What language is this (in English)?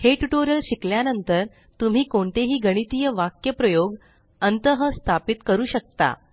Marathi